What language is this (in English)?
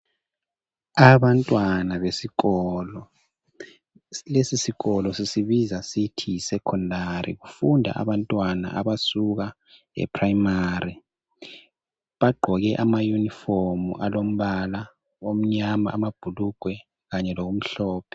North Ndebele